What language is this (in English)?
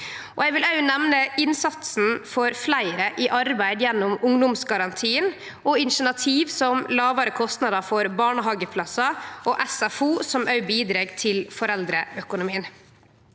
Norwegian